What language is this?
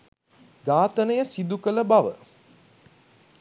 Sinhala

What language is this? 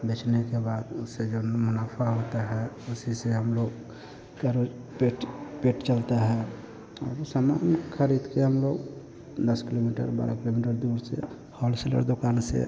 Hindi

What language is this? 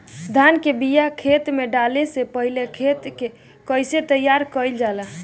Bhojpuri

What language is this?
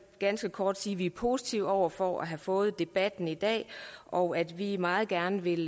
Danish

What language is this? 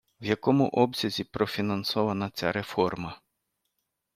Ukrainian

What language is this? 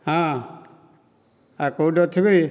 Odia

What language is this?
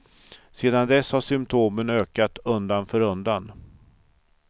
Swedish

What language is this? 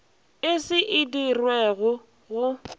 Northern Sotho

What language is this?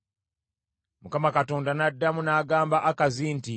Ganda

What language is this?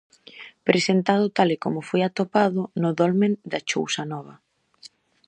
Galician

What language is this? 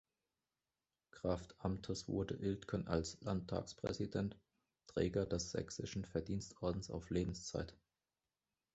German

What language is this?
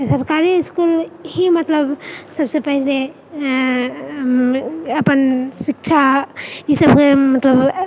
Maithili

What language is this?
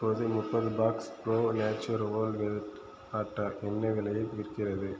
Tamil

